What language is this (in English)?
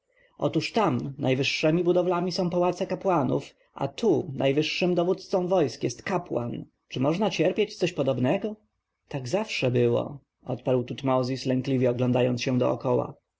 Polish